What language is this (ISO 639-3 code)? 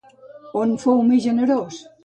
cat